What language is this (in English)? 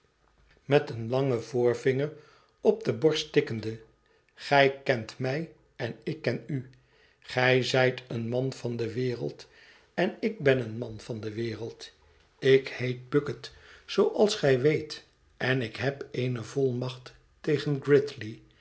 Dutch